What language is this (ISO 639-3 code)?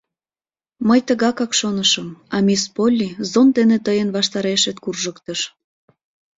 chm